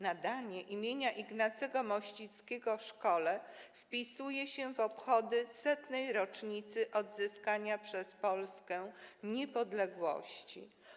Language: Polish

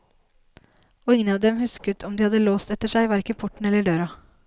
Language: Norwegian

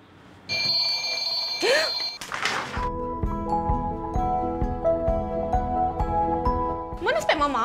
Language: Malay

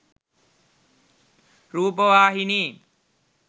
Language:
Sinhala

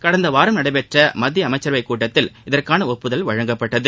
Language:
Tamil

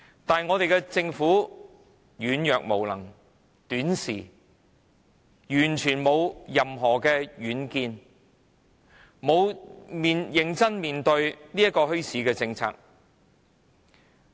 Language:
Cantonese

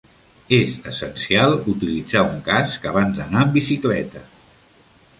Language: Catalan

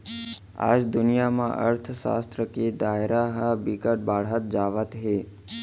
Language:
Chhattisgarhi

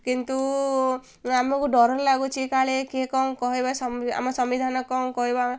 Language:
Odia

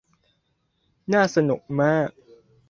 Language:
Thai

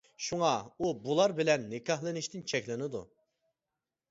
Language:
Uyghur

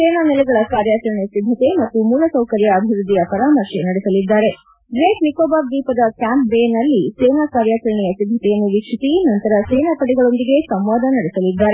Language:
Kannada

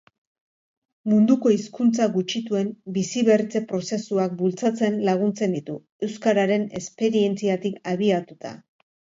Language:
Basque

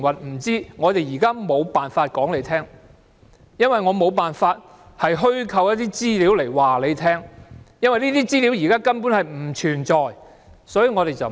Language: Cantonese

